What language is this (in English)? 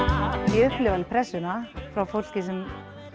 Icelandic